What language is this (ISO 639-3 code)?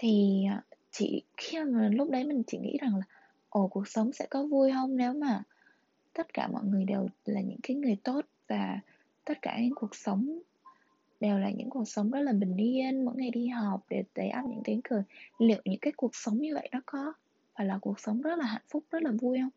vie